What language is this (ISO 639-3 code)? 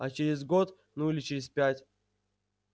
rus